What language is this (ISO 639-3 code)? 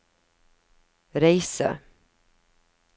nor